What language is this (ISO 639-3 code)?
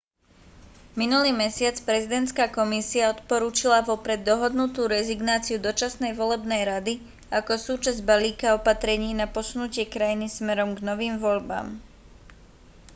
slk